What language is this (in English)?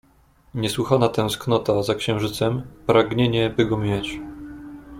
Polish